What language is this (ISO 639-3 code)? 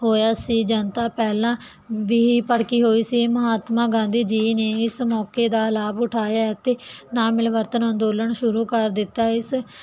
pan